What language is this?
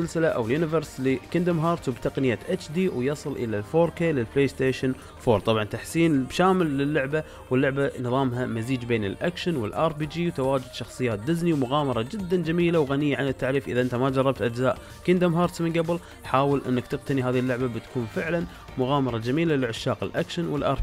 Arabic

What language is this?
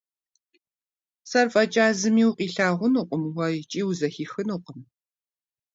Kabardian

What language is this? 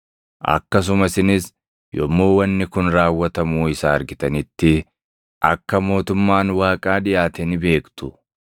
Oromo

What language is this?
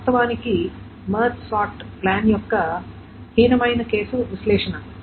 Telugu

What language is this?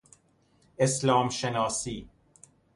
Persian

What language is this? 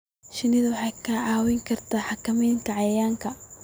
Somali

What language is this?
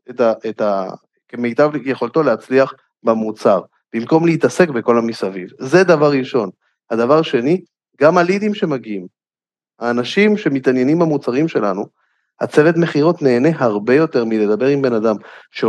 Hebrew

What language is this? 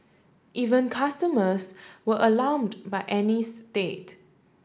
English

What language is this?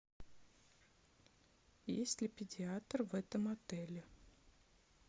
Russian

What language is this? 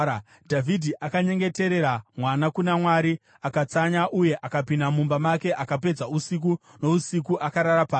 Shona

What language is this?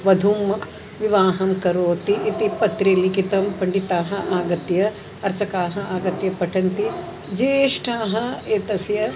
Sanskrit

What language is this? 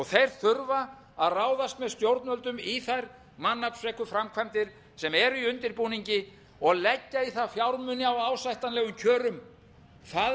Icelandic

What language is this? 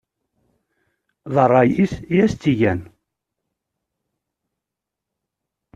Kabyle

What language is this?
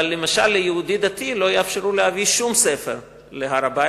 Hebrew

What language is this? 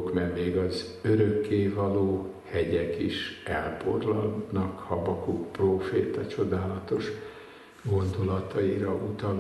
Hungarian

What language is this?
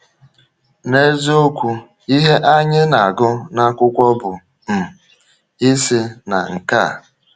Igbo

